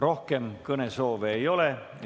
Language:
Estonian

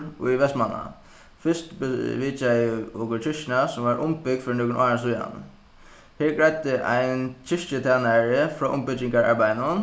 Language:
Faroese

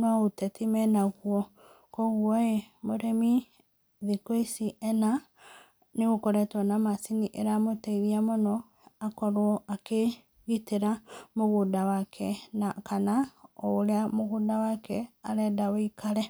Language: Kikuyu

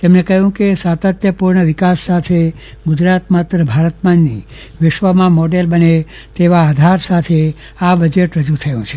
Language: Gujarati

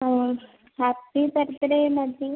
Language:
Sanskrit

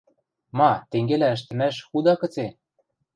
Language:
Western Mari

